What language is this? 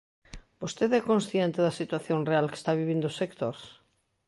Galician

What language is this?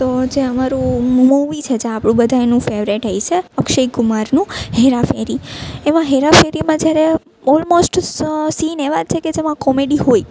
Gujarati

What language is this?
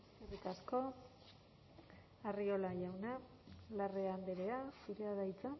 Basque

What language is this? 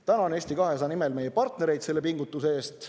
Estonian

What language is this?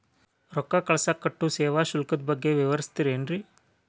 Kannada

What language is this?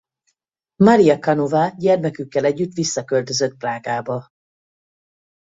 Hungarian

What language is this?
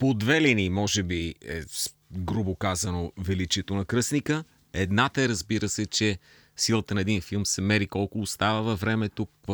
Bulgarian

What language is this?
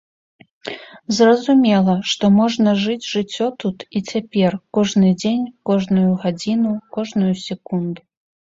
Belarusian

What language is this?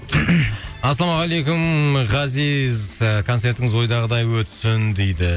Kazakh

